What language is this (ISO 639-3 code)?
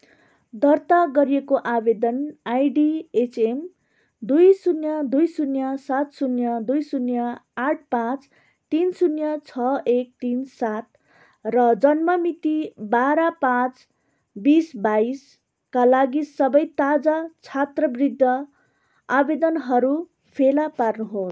nep